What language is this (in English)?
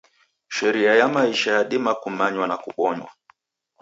Taita